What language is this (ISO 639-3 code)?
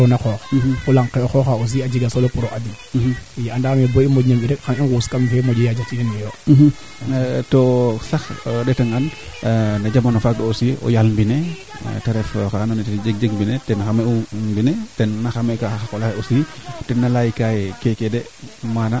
srr